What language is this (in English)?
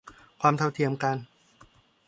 Thai